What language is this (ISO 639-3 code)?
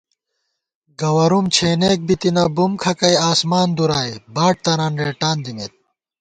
gwt